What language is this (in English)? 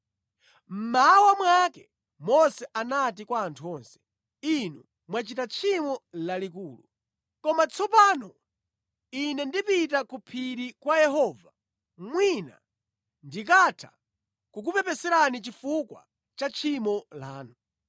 Nyanja